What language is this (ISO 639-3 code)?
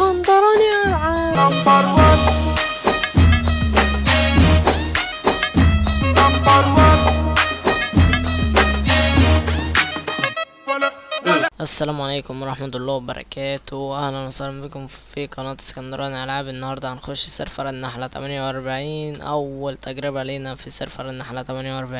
ara